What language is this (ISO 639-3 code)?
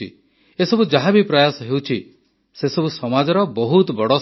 ori